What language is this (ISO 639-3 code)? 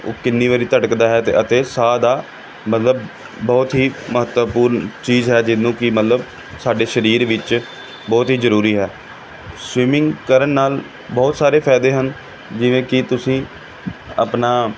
pan